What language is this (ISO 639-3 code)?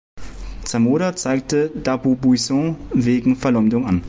deu